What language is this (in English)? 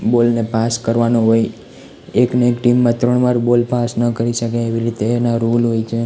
Gujarati